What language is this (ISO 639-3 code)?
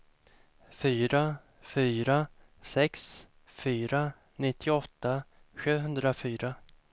swe